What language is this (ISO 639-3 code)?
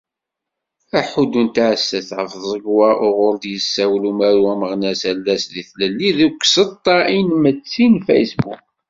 kab